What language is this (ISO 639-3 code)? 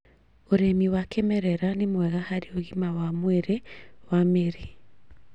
kik